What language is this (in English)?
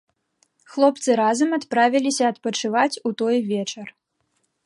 Belarusian